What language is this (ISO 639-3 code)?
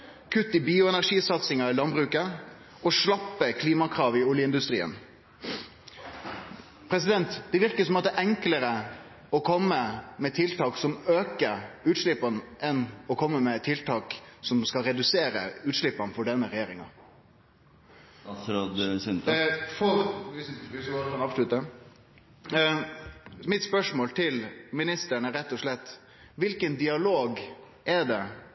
nno